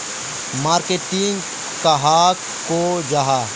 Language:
Magahi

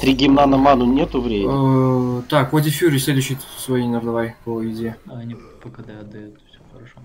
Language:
Russian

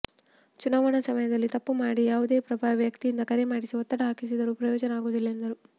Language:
Kannada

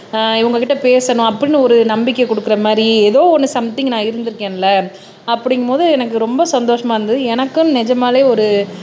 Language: Tamil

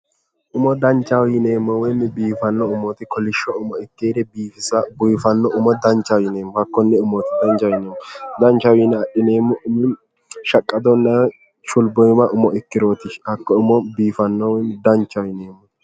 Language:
Sidamo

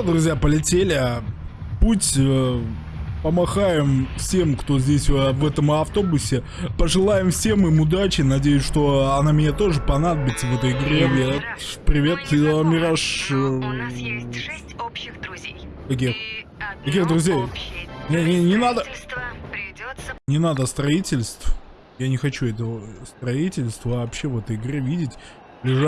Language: Russian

